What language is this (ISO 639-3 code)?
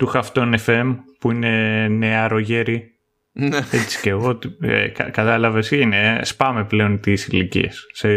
ell